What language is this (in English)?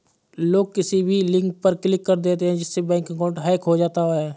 Hindi